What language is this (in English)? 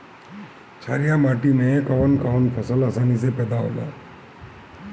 Bhojpuri